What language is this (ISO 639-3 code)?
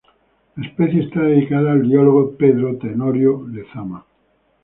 spa